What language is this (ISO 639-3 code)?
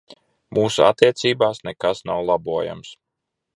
lav